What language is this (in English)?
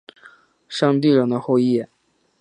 Chinese